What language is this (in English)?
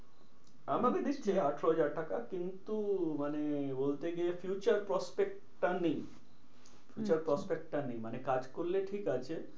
Bangla